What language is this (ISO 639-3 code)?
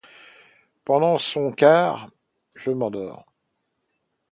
fra